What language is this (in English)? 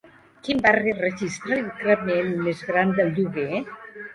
Catalan